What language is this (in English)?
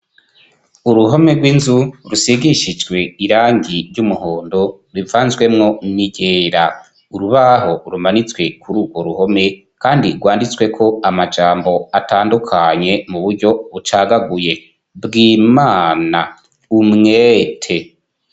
Rundi